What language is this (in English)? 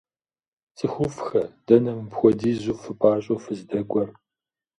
Kabardian